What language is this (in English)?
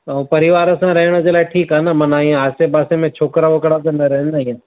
Sindhi